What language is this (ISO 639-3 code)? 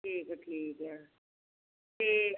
pan